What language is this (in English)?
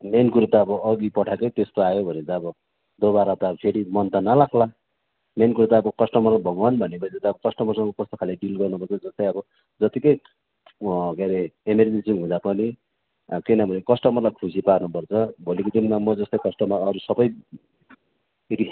Nepali